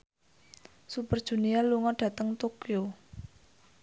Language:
Javanese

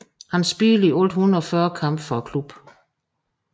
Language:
Danish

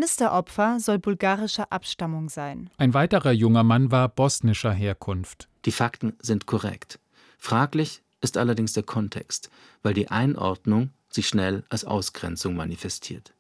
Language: German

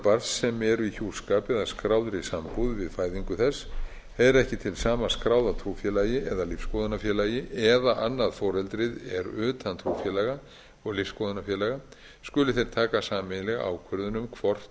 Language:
Icelandic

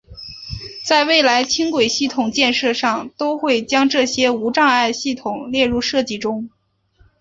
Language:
Chinese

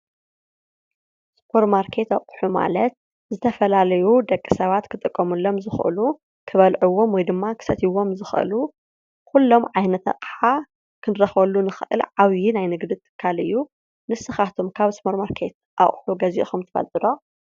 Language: Tigrinya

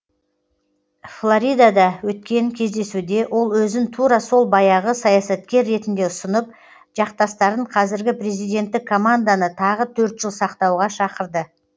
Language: Kazakh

